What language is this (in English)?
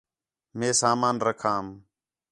Khetrani